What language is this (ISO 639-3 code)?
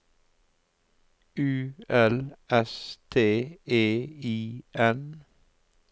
nor